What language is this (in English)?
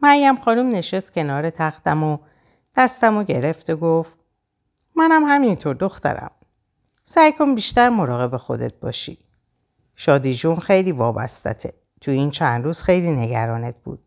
Persian